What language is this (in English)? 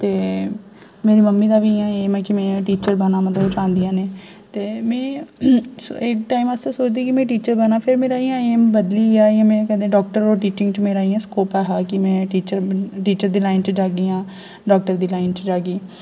Dogri